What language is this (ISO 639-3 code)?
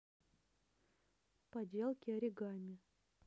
rus